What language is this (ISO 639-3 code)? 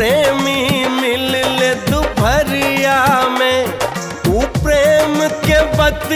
hin